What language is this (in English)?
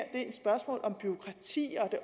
Danish